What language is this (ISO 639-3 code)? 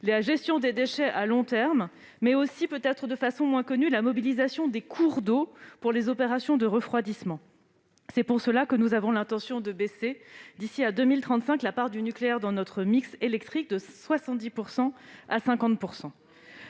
fra